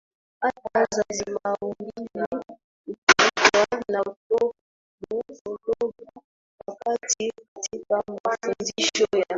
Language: Swahili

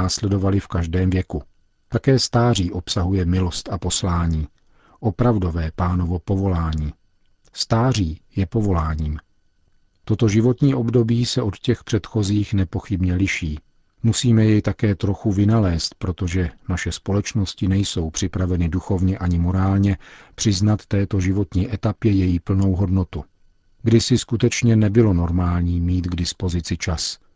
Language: Czech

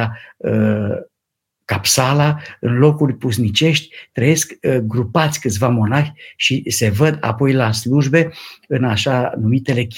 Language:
Romanian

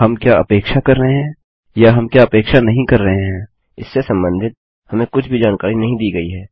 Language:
Hindi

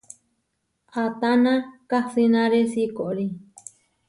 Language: Huarijio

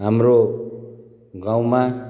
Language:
Nepali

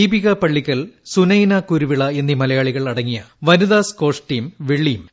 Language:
Malayalam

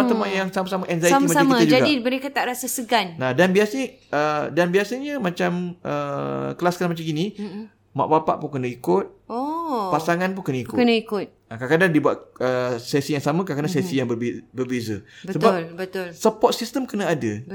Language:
Malay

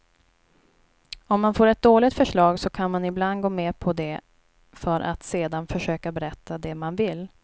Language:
Swedish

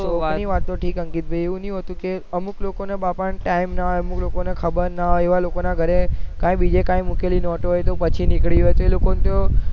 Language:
Gujarati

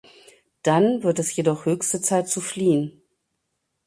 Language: German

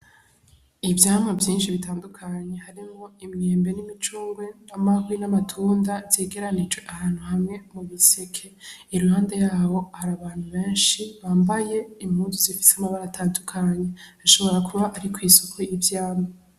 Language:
Rundi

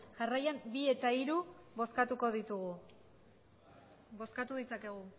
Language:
Basque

